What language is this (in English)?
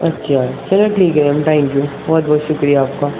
Urdu